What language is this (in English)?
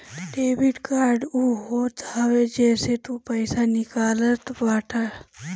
Bhojpuri